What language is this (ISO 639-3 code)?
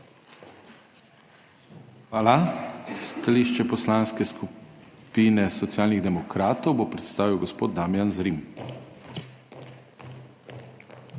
slv